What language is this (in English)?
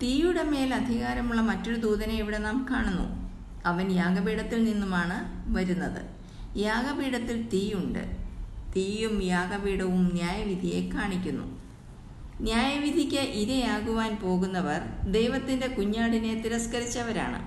Malayalam